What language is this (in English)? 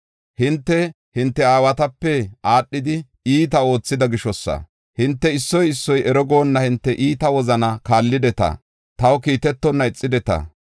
Gofa